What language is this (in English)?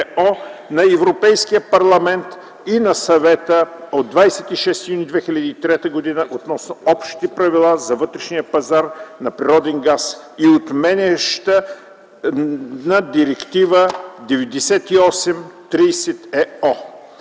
Bulgarian